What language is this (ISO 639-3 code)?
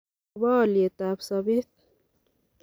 kln